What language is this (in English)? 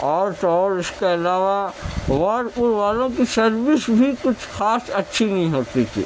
Urdu